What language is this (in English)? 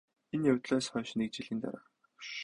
Mongolian